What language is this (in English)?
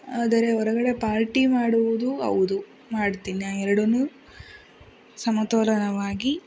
Kannada